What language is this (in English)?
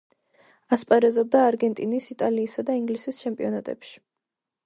Georgian